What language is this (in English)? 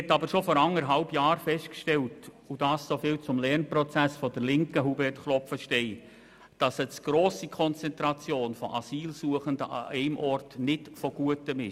Swiss German